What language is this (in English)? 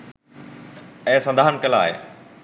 Sinhala